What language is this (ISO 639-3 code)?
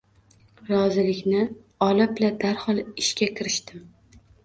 uzb